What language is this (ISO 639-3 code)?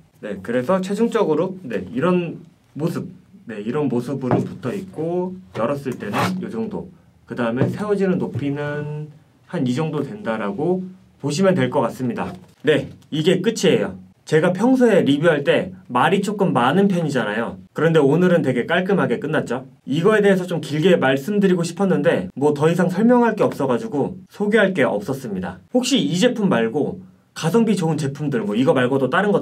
kor